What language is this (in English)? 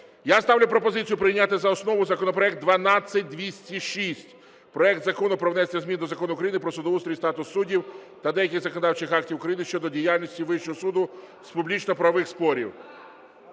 Ukrainian